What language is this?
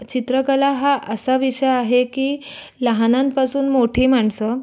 Marathi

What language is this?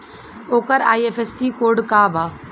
Bhojpuri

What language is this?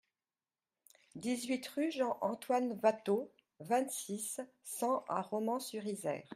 French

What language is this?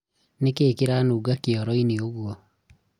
Kikuyu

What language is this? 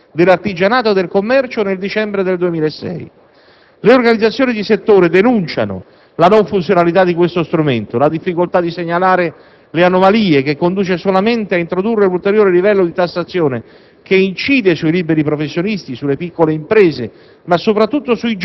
Italian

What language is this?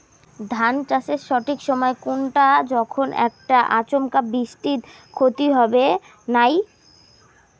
Bangla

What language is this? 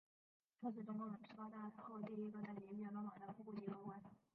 Chinese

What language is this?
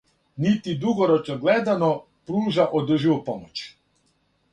Serbian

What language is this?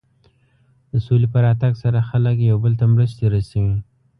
Pashto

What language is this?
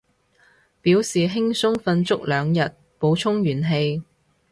Cantonese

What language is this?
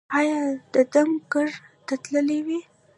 Pashto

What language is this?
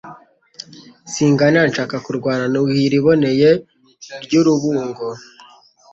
Kinyarwanda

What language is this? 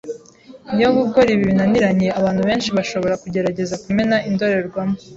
Kinyarwanda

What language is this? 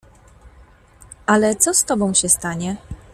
Polish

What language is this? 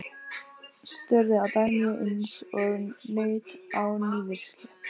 Icelandic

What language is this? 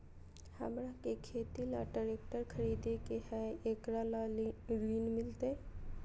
Magahi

